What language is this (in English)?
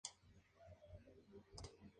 Spanish